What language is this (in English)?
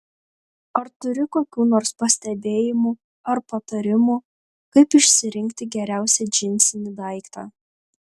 Lithuanian